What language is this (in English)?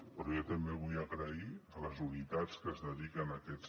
Catalan